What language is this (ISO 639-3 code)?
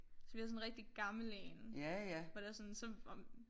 dan